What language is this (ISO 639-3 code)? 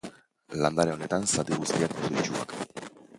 eus